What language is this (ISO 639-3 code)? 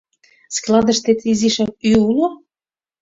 chm